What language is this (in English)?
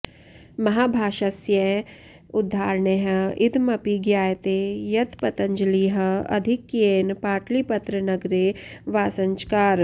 Sanskrit